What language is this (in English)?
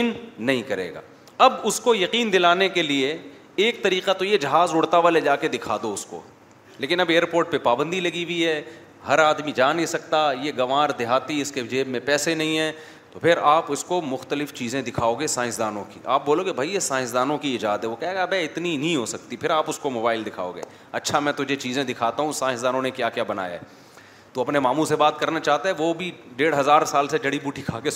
Urdu